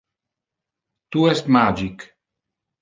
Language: Interlingua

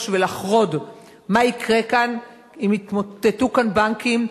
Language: Hebrew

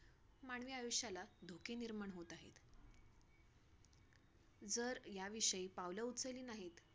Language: Marathi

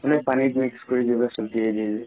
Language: Assamese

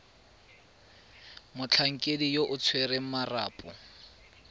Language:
Tswana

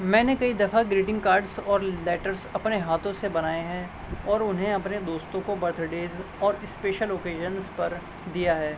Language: Urdu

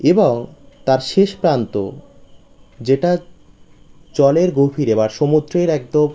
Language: Bangla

